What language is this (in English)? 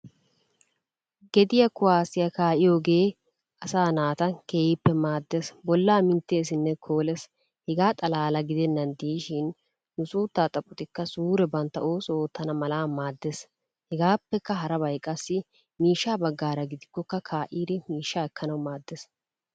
Wolaytta